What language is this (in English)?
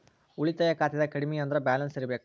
Kannada